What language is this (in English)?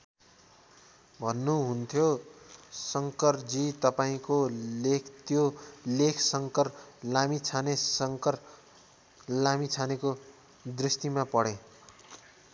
Nepali